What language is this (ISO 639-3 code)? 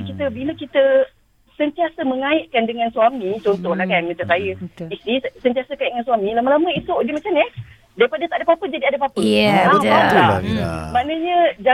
msa